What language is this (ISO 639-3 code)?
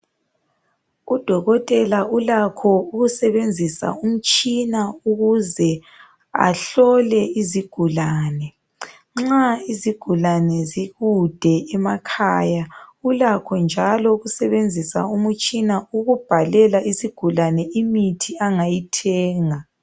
nde